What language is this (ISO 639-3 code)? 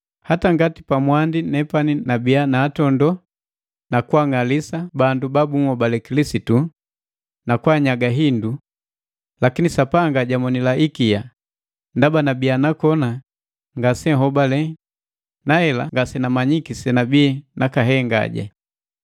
mgv